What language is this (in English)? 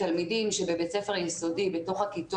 Hebrew